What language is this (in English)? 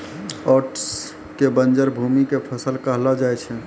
Maithili